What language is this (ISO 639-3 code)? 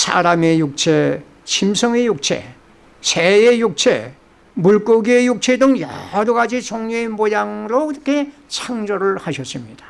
kor